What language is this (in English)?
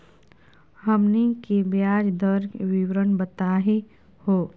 Magahi